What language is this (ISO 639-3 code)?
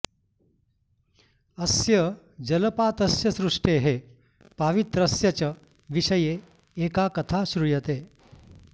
san